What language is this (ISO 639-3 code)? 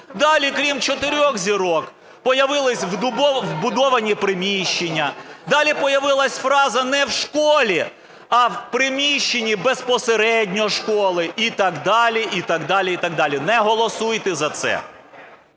ukr